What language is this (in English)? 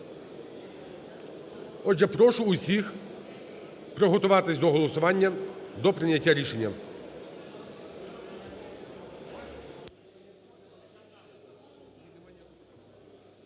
Ukrainian